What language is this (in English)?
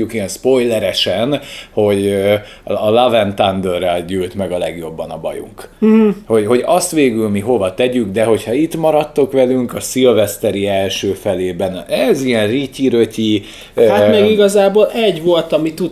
Hungarian